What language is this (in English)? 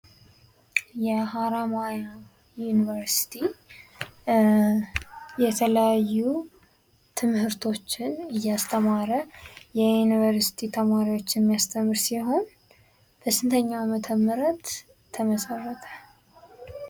Amharic